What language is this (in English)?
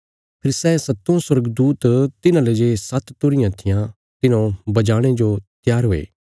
Bilaspuri